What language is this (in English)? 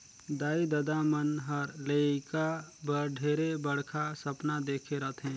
Chhattisgarhi